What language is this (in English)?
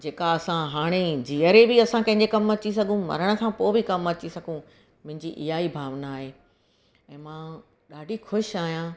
Sindhi